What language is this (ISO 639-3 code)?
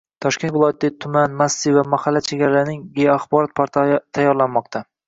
uzb